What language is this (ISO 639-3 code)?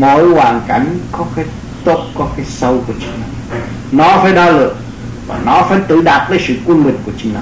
vie